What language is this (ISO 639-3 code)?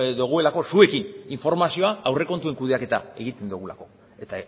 eus